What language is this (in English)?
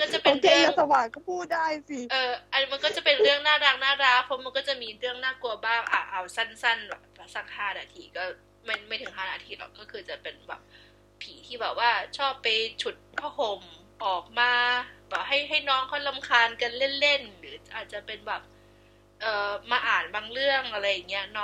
Thai